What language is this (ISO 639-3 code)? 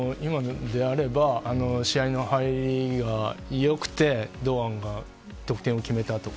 jpn